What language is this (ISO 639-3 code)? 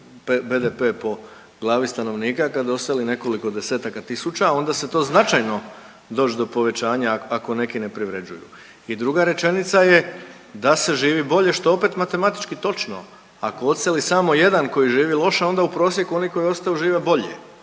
hrv